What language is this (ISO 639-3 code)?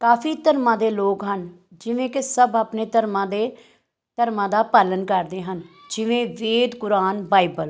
pan